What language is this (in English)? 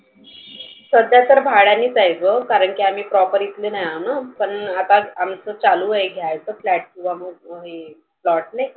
Marathi